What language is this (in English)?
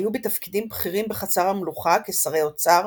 Hebrew